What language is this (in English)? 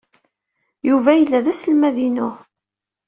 Kabyle